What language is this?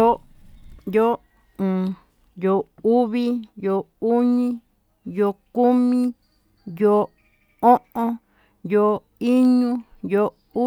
Tututepec Mixtec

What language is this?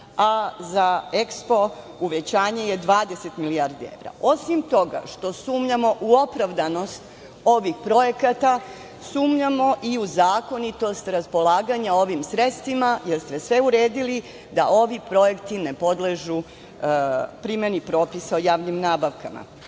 Serbian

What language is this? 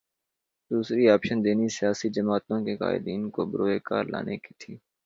Urdu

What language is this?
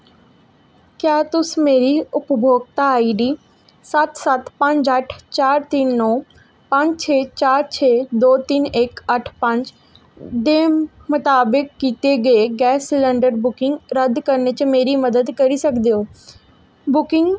Dogri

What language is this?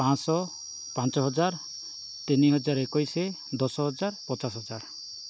Odia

